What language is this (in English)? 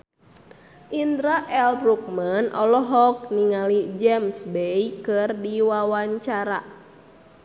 Sundanese